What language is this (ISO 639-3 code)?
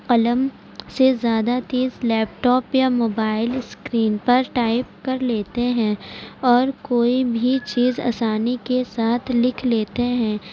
urd